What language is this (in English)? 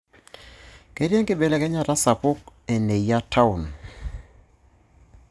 Masai